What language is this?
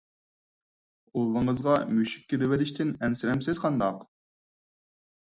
Uyghur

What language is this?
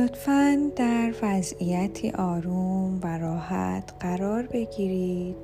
Persian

